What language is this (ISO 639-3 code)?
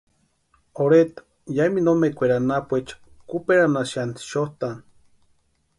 pua